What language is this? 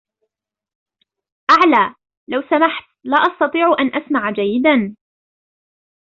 Arabic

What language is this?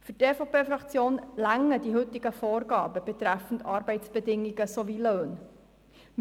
Swiss German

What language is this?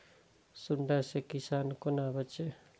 Maithili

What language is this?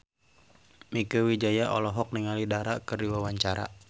Sundanese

